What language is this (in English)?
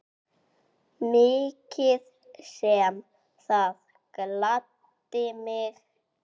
Icelandic